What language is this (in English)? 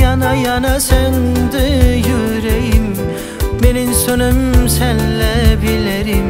Turkish